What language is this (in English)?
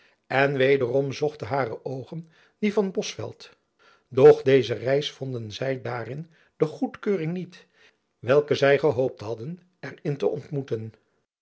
Dutch